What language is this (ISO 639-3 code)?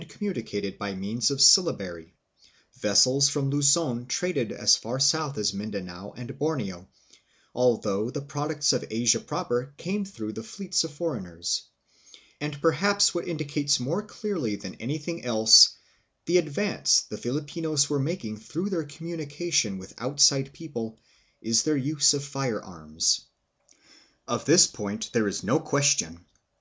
eng